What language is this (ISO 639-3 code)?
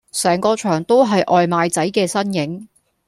yue